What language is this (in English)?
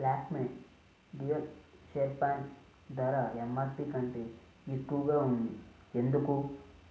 Telugu